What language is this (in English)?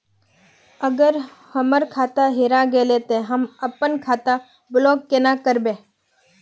Magahi